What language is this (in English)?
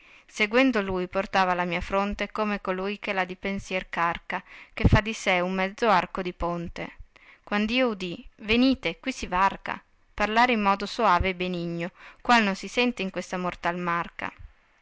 Italian